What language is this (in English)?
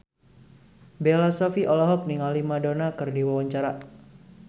Sundanese